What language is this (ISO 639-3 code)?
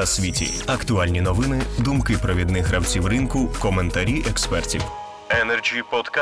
ukr